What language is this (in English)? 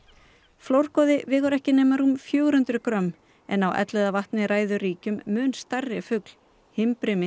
Icelandic